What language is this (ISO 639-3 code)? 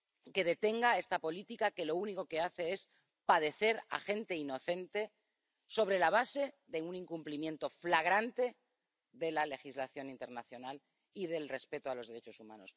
spa